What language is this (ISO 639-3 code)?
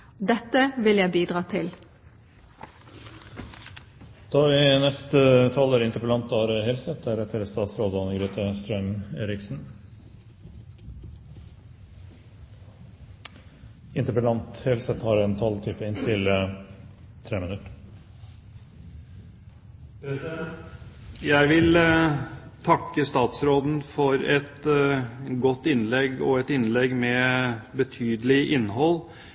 nob